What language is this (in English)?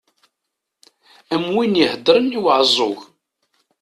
Kabyle